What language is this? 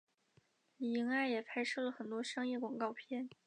Chinese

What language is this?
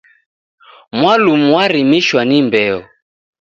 Taita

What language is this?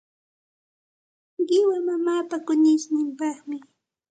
Santa Ana de Tusi Pasco Quechua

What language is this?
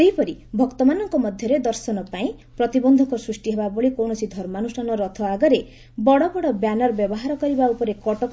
Odia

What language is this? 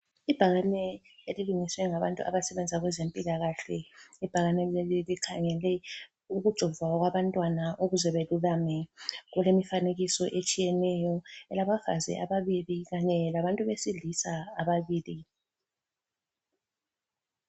North Ndebele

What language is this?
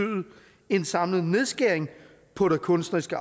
Danish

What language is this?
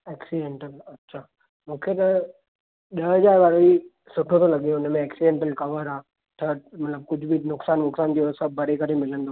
Sindhi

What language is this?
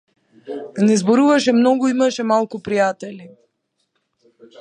Macedonian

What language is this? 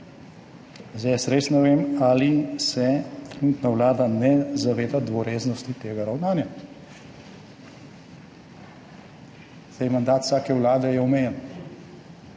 Slovenian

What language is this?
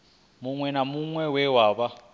Venda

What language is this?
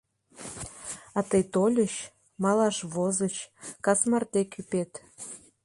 Mari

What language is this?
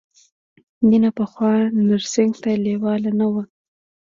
Pashto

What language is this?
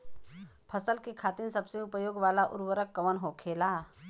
Bhojpuri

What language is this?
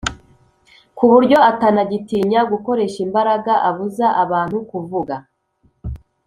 Kinyarwanda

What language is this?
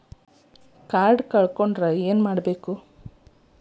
Kannada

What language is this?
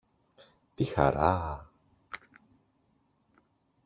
Greek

